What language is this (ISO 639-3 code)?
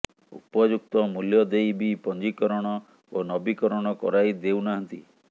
ori